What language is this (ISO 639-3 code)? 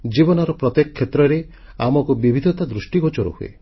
ori